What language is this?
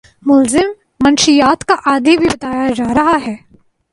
Urdu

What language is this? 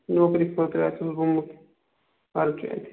Kashmiri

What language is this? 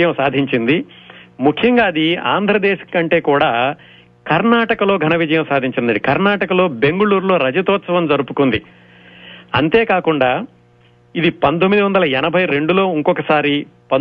Telugu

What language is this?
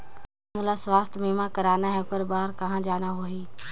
Chhattisgarhi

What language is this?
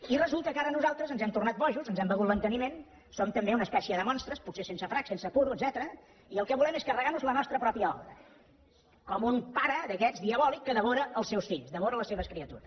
Catalan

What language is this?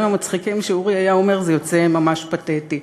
Hebrew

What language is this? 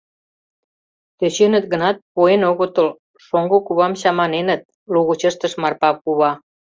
Mari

